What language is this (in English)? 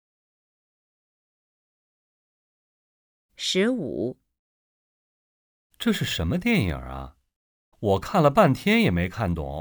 Chinese